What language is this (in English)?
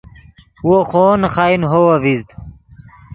Yidgha